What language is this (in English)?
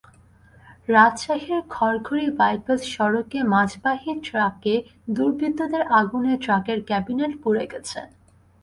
Bangla